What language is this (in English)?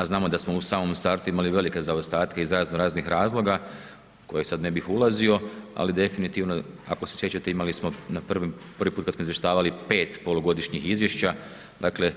Croatian